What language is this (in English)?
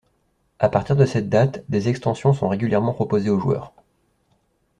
French